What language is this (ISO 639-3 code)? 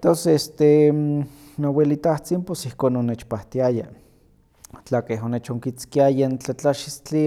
nhq